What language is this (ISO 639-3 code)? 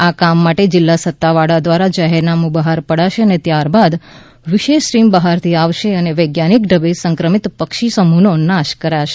guj